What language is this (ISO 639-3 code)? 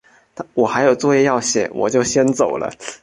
zho